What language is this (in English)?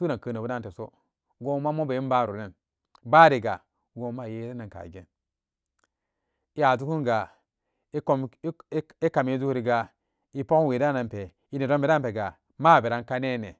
Samba Daka